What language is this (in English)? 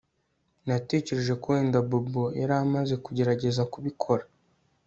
Kinyarwanda